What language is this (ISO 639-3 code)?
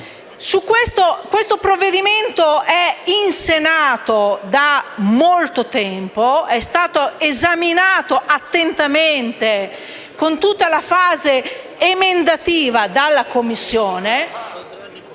ita